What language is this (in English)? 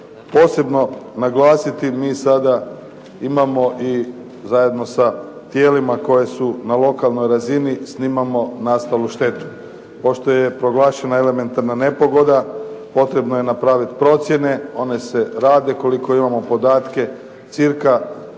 Croatian